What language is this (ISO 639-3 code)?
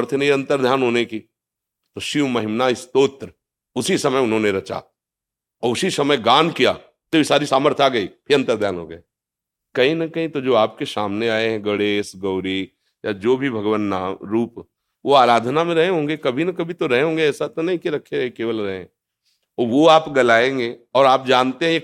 hin